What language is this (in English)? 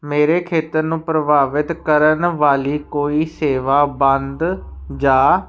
Punjabi